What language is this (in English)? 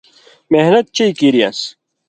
Indus Kohistani